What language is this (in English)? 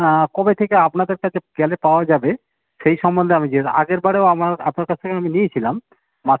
Bangla